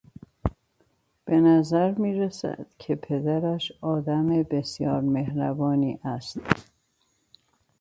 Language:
Persian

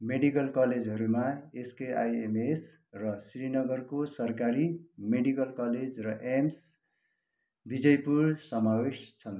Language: Nepali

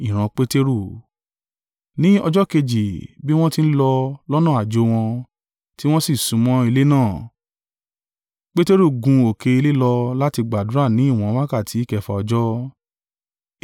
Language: Yoruba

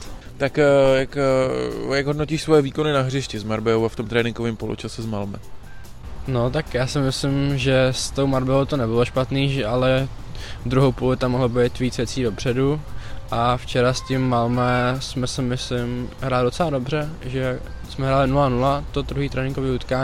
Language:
Czech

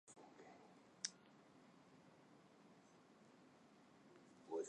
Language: Chinese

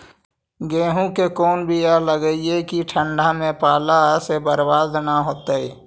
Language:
Magahi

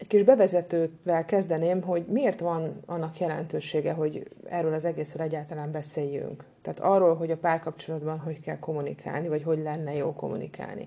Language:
Hungarian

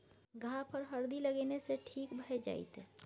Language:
Maithili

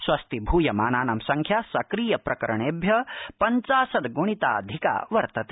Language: Sanskrit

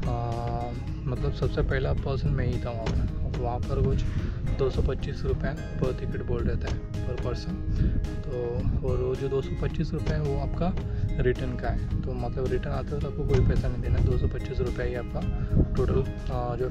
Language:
Hindi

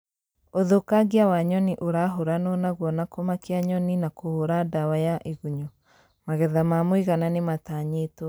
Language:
Kikuyu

